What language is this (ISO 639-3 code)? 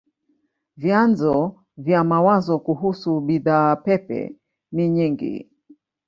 swa